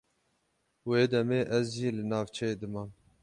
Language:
Kurdish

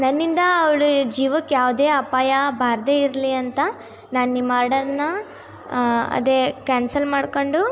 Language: Kannada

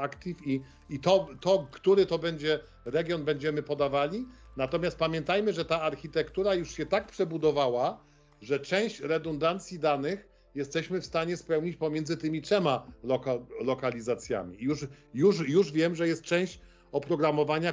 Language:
Polish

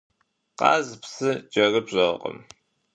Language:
Kabardian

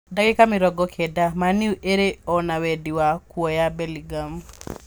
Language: Kikuyu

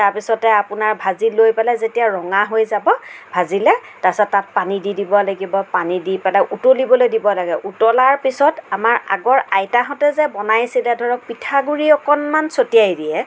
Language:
Assamese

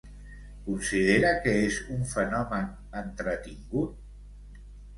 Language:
Catalan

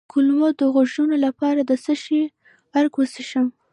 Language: Pashto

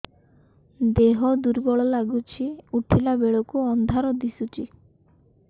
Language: Odia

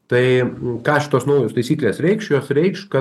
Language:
Lithuanian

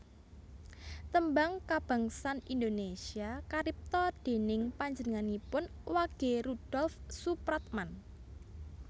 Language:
Javanese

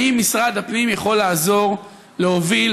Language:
Hebrew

